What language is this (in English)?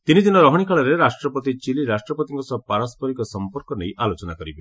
Odia